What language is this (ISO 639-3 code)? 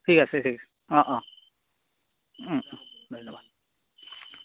asm